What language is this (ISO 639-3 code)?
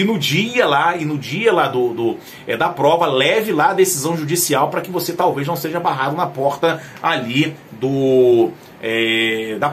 por